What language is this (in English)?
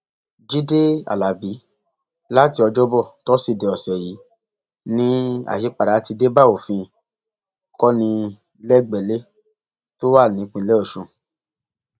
Yoruba